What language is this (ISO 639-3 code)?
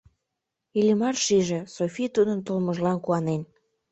chm